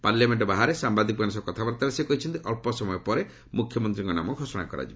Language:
Odia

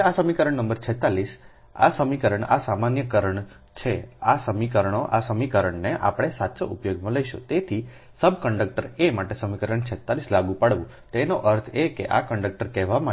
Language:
Gujarati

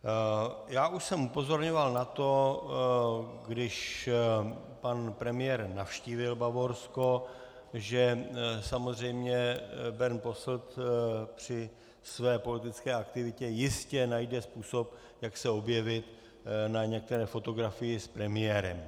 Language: Czech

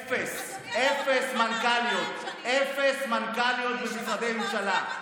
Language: Hebrew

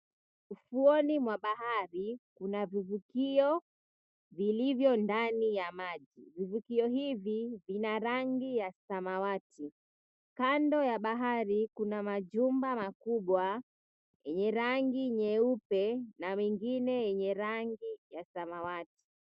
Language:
Swahili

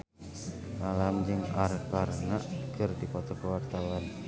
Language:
Sundanese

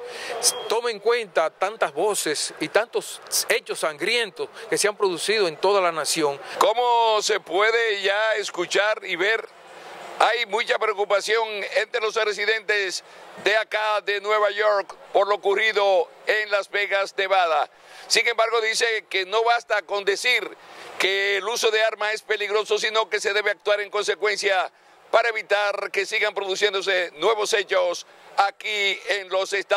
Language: Spanish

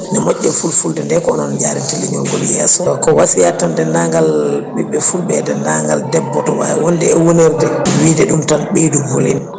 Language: Fula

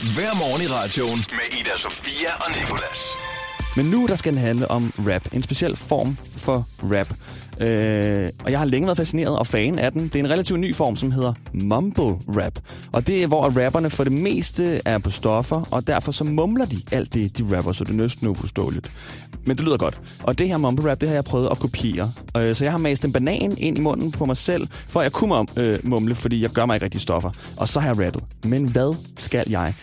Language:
Danish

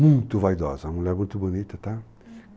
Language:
Portuguese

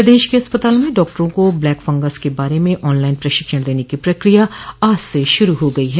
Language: Hindi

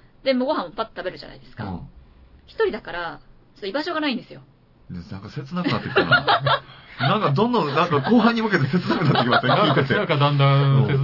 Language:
Japanese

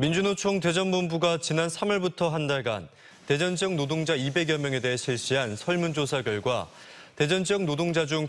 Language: Korean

